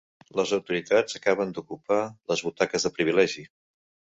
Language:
Catalan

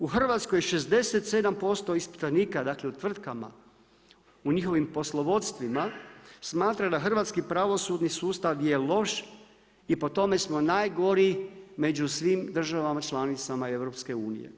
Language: Croatian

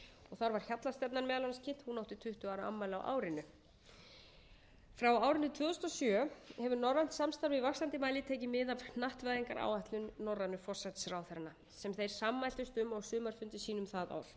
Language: Icelandic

